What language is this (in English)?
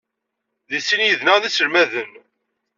Kabyle